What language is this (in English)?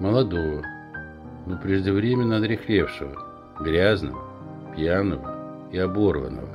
Russian